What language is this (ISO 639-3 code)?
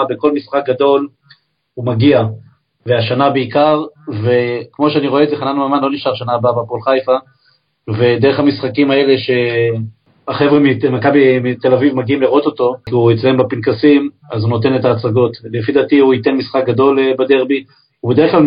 heb